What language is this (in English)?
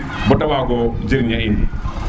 Serer